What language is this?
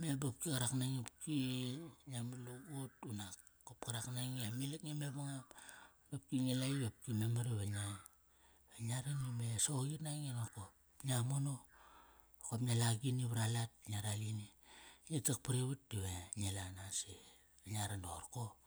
Kairak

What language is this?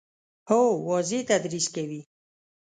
Pashto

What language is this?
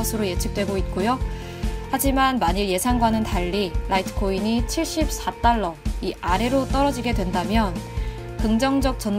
Korean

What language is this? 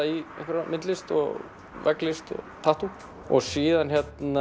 Icelandic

